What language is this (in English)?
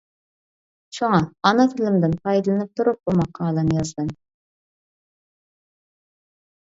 Uyghur